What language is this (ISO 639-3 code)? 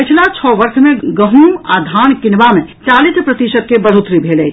mai